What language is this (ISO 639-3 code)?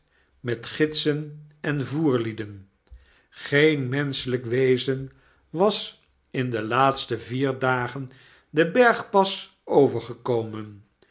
nld